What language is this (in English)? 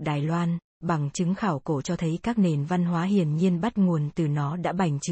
Vietnamese